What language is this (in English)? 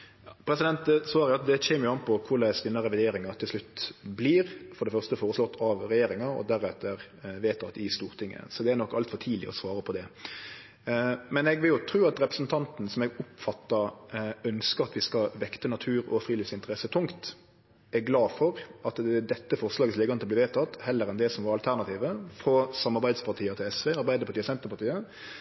Norwegian